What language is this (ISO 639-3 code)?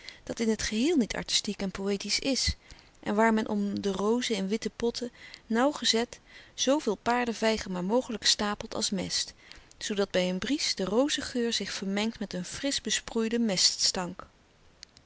nld